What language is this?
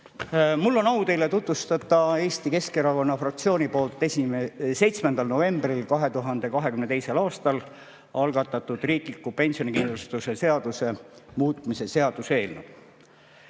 Estonian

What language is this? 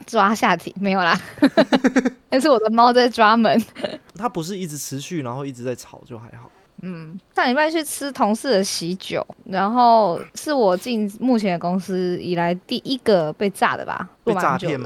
Chinese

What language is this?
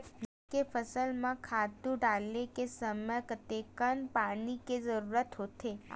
Chhattisgarhi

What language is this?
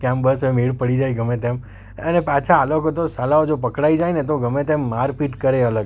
Gujarati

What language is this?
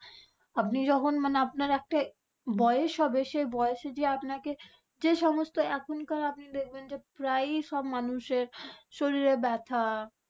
Bangla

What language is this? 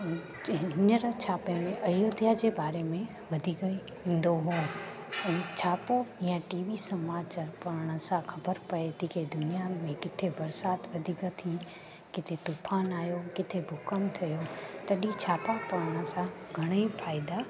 Sindhi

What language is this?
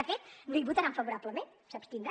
Catalan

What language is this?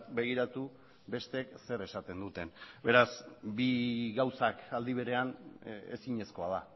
Basque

